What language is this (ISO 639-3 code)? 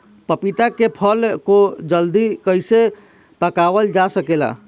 bho